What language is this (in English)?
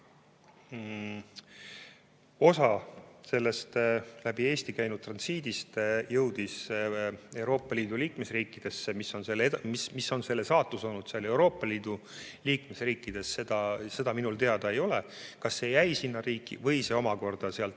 Estonian